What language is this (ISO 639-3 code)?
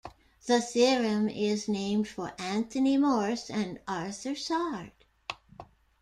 eng